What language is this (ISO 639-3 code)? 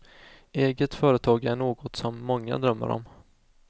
swe